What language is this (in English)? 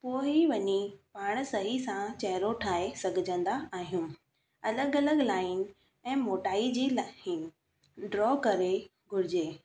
Sindhi